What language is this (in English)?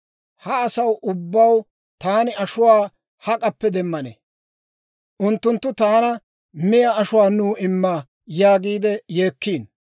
Dawro